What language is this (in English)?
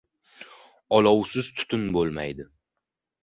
Uzbek